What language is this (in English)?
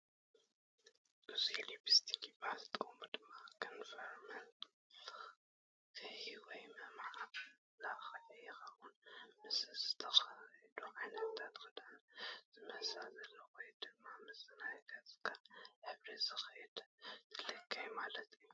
Tigrinya